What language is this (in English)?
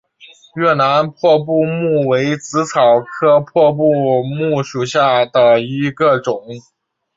Chinese